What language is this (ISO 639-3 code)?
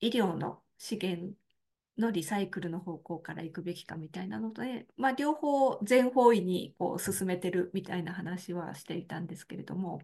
jpn